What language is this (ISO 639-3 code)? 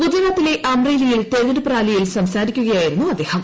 mal